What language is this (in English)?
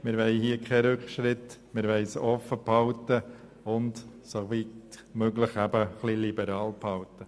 Swiss German